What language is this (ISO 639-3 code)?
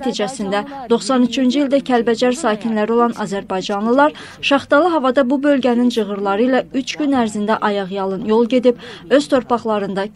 tur